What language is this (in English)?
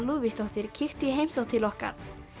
Icelandic